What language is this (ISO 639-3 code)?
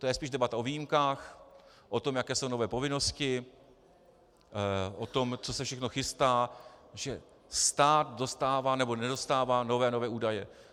ces